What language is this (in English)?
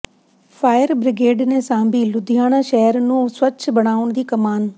Punjabi